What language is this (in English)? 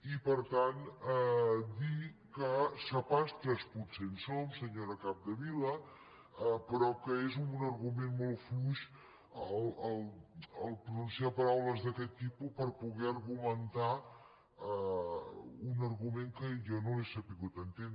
Catalan